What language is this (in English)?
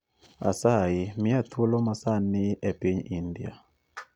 Luo (Kenya and Tanzania)